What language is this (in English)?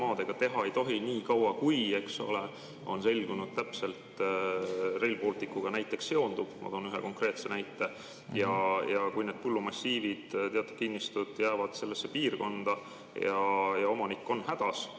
Estonian